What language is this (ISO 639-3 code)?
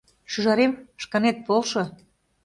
chm